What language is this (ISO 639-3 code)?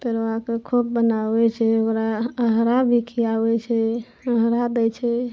mai